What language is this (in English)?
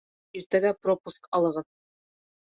Bashkir